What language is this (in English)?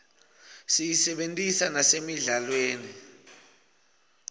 Swati